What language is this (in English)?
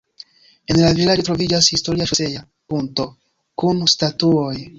Esperanto